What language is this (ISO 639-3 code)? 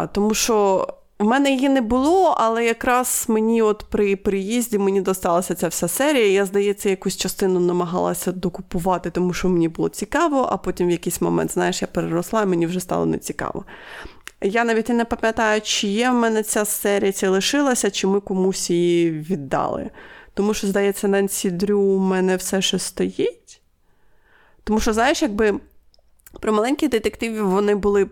ukr